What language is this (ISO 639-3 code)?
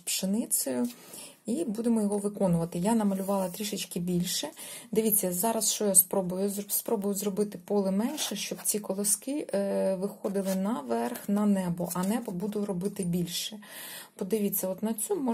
ukr